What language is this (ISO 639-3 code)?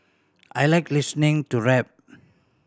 eng